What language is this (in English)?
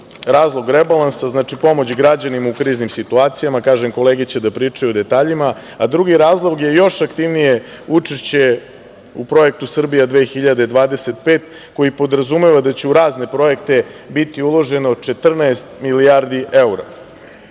Serbian